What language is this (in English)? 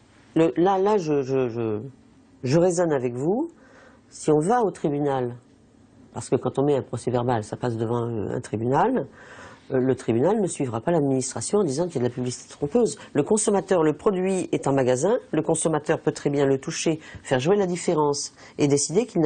French